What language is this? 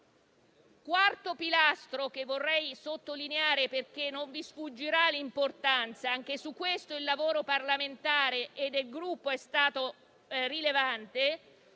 Italian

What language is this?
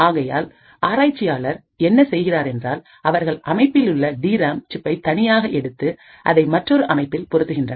Tamil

